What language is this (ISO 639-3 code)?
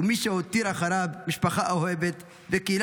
heb